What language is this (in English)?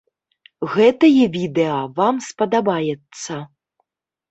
Belarusian